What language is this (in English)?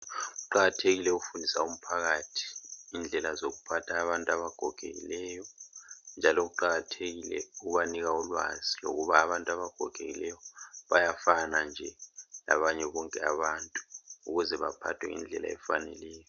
North Ndebele